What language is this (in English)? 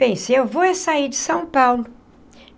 Portuguese